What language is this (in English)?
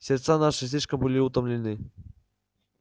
Russian